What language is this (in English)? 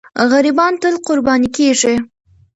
Pashto